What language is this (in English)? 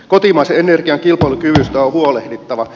Finnish